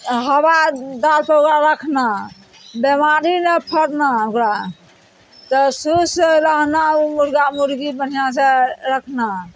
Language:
Maithili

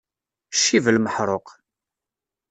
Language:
Kabyle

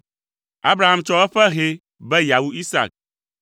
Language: Ewe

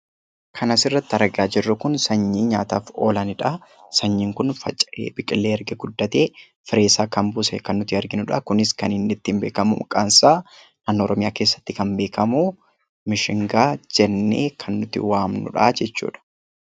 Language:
Oromo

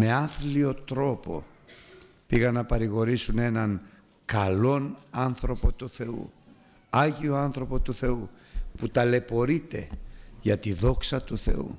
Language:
Greek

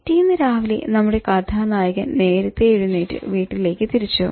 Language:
Malayalam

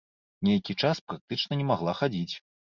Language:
Belarusian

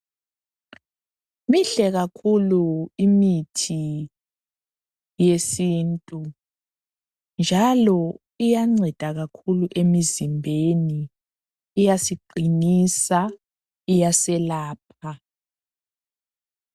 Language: North Ndebele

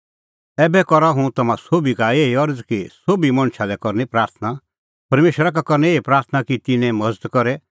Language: Kullu Pahari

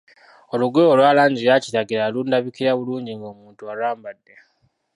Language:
Ganda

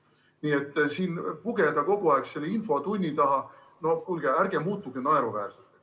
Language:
Estonian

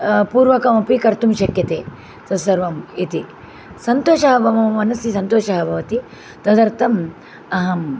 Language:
Sanskrit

